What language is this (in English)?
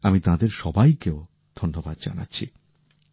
Bangla